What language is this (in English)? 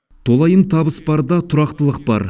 Kazakh